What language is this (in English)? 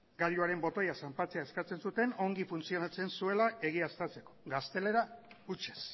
Basque